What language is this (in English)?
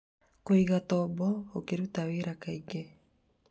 Kikuyu